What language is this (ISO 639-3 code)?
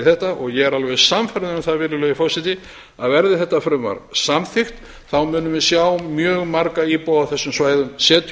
isl